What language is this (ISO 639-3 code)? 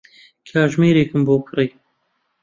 ckb